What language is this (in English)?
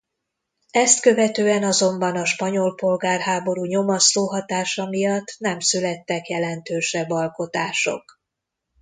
Hungarian